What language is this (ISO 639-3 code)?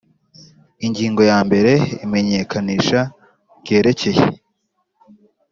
kin